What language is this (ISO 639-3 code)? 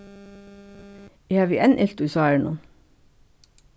fao